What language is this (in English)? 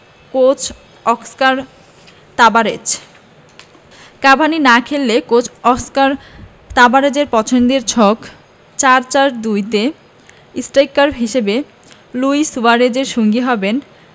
Bangla